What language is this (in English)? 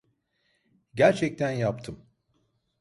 Turkish